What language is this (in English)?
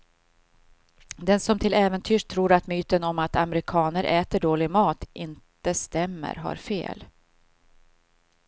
Swedish